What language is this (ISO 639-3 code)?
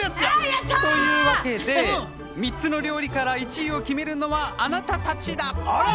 jpn